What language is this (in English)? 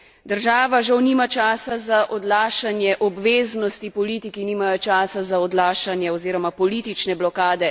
Slovenian